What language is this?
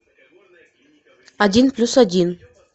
Russian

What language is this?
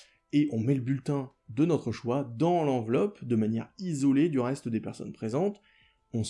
French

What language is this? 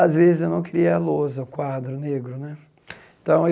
Portuguese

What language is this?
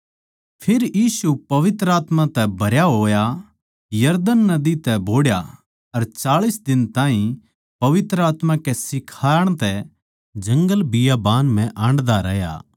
Haryanvi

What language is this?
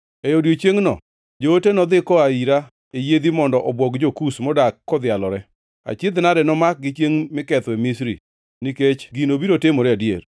Luo (Kenya and Tanzania)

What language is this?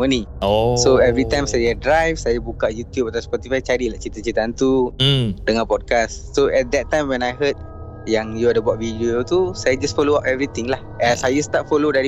Malay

